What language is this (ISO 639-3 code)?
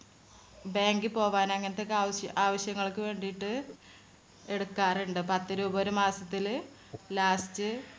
mal